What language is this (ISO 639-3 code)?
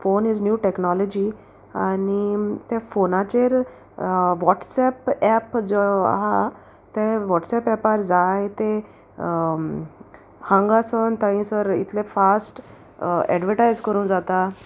kok